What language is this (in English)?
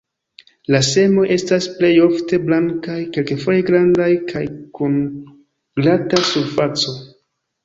Esperanto